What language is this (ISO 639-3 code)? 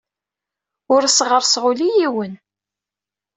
kab